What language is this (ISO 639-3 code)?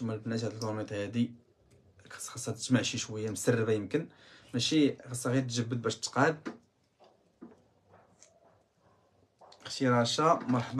ara